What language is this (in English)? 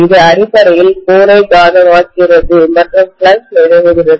Tamil